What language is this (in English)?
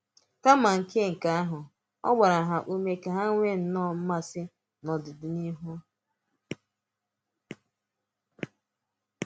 Igbo